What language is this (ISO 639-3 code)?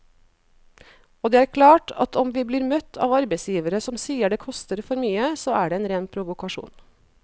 nor